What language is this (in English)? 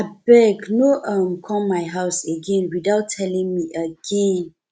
Nigerian Pidgin